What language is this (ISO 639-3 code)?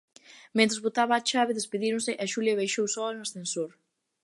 glg